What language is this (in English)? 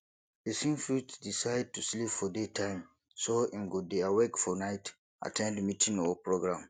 Nigerian Pidgin